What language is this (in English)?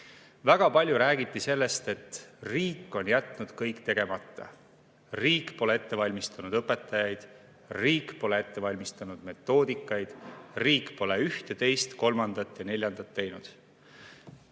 Estonian